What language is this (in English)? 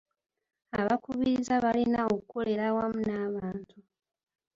Ganda